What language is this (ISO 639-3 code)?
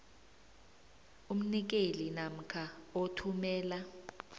nbl